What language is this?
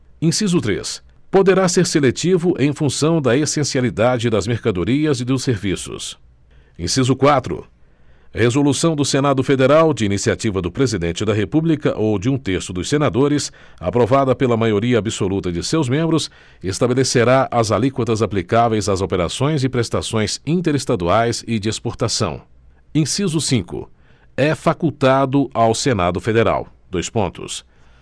Portuguese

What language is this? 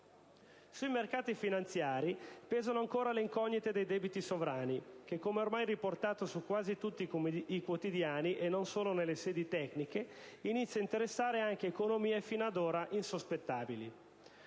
Italian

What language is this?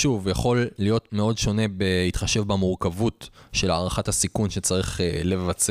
Hebrew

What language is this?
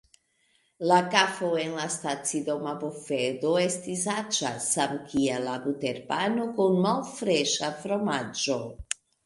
Esperanto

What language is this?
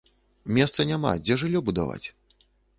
Belarusian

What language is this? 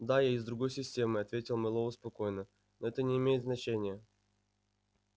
Russian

